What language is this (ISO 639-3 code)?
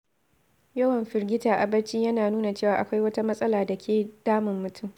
hau